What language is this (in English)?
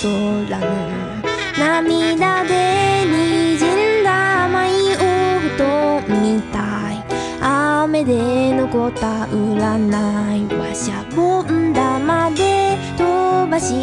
Korean